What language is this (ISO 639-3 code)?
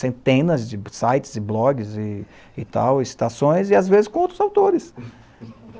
por